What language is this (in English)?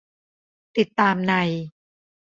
Thai